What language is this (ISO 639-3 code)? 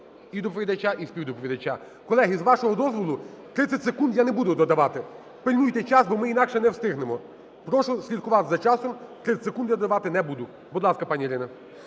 ukr